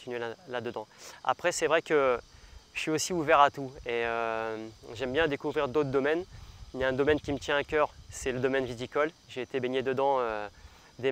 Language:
French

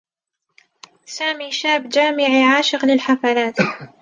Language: Arabic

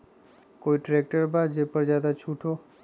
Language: Magahi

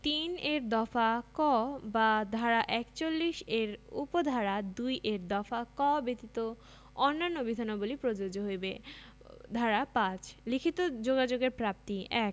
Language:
Bangla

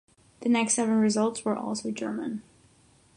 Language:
English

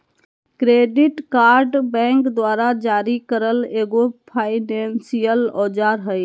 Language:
Magahi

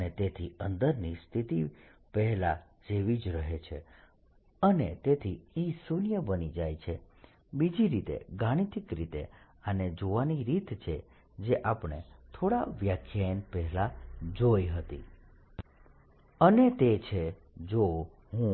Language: Gujarati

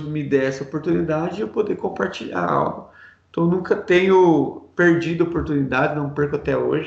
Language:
Portuguese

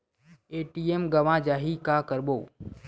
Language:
Chhattisgarhi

